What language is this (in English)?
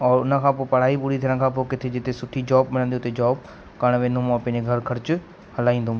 Sindhi